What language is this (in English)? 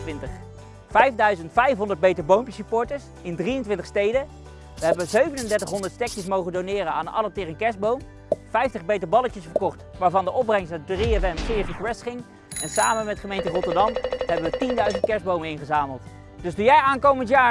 Dutch